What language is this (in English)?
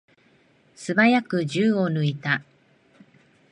Japanese